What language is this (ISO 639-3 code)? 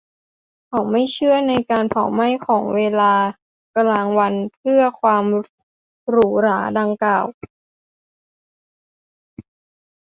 tha